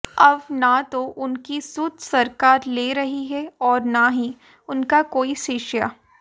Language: Hindi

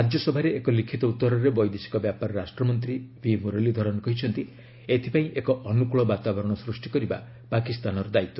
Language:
Odia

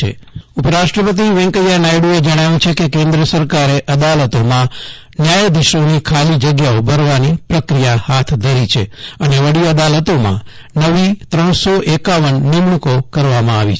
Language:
Gujarati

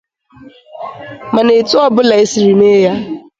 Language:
Igbo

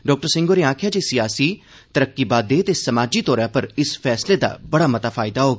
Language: Dogri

